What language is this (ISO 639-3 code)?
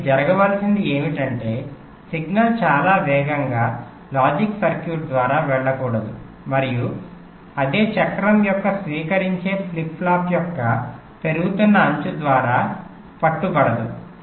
tel